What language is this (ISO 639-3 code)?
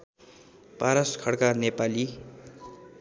nep